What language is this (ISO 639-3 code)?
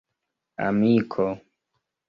epo